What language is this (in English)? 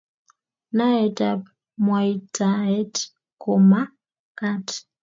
Kalenjin